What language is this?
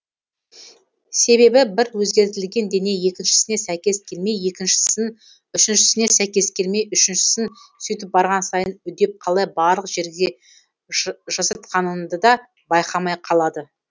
Kazakh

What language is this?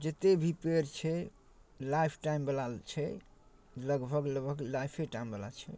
Maithili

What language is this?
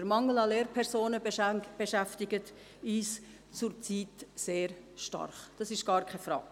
Swiss German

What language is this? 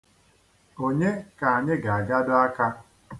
Igbo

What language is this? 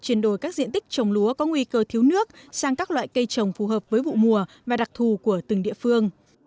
Vietnamese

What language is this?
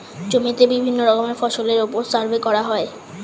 Bangla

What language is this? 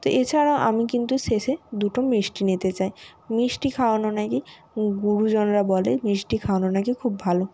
Bangla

